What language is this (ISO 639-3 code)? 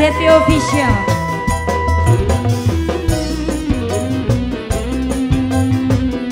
ind